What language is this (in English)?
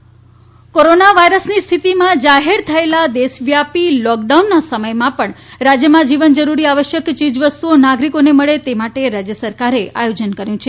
Gujarati